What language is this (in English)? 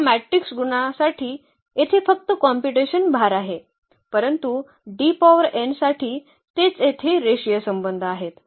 Marathi